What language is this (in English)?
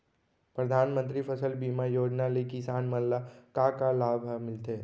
Chhattisgarhi